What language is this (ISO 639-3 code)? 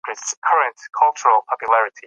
pus